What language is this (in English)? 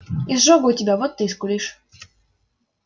Russian